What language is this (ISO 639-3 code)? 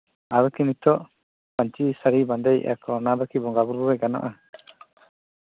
sat